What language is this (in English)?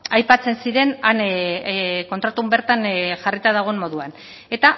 Basque